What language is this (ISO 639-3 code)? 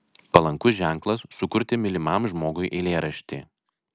lit